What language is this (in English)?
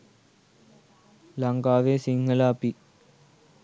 Sinhala